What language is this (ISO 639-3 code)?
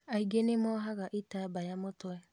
kik